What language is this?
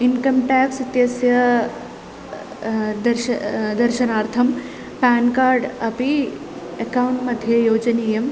Sanskrit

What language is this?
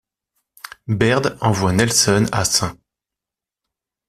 French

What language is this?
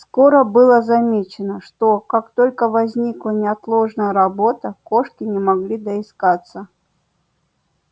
Russian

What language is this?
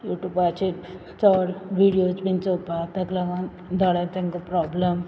Konkani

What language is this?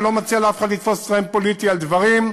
Hebrew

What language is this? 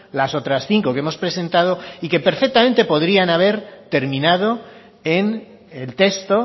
Spanish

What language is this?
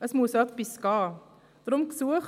Swiss German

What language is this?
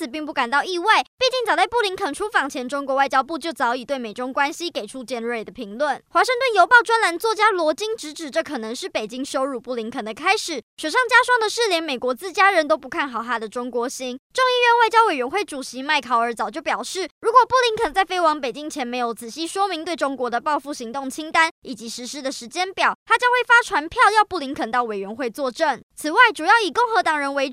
Chinese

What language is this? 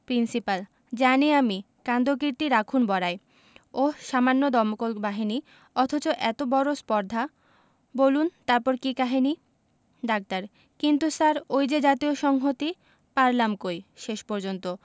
Bangla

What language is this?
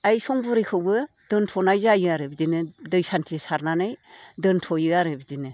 Bodo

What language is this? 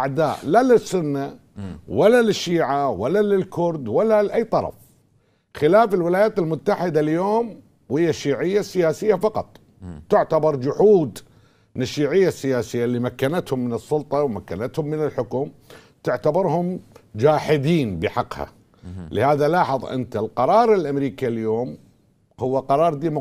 Arabic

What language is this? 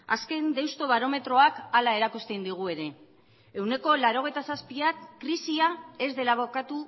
Basque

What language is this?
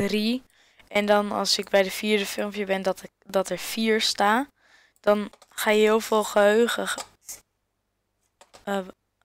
Dutch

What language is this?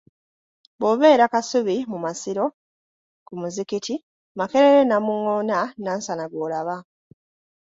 Ganda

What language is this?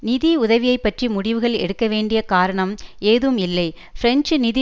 Tamil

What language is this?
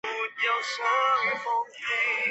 Chinese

